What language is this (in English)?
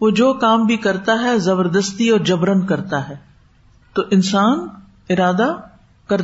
Urdu